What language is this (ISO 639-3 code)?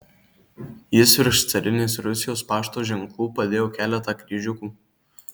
lit